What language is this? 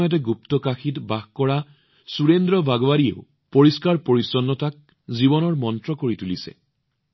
Assamese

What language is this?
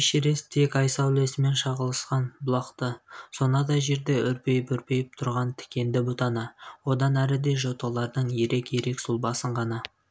Kazakh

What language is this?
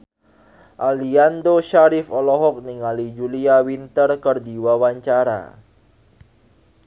Sundanese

